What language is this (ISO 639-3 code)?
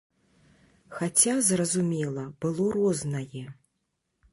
bel